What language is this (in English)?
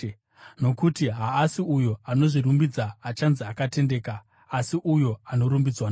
Shona